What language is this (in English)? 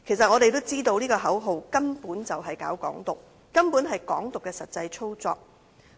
Cantonese